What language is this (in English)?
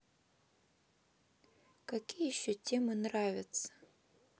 Russian